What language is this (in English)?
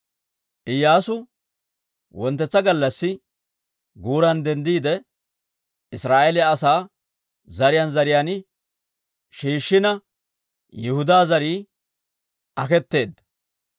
Dawro